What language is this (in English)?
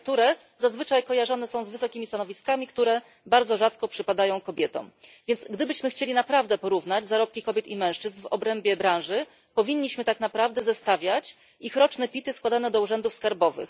Polish